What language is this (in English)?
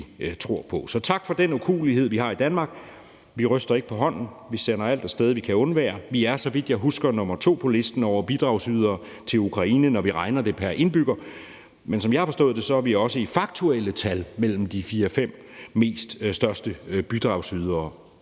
Danish